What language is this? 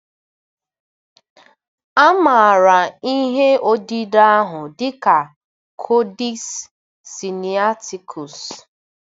Igbo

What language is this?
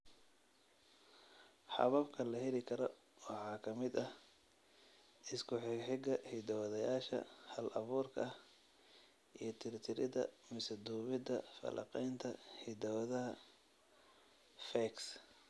Somali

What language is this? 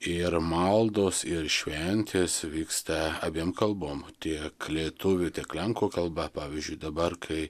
Lithuanian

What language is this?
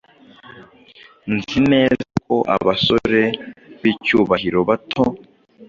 Kinyarwanda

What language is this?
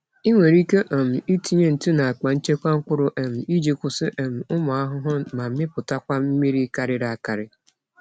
Igbo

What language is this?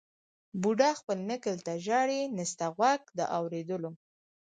Pashto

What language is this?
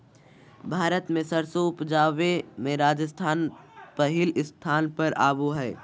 Magahi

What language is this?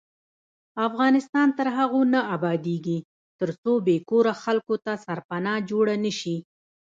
Pashto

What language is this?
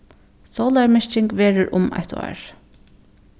Faroese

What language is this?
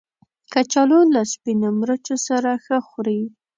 Pashto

